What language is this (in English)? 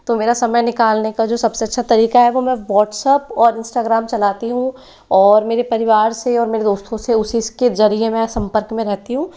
Hindi